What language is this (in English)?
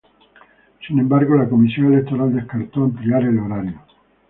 Spanish